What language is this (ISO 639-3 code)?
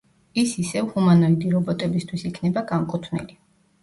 kat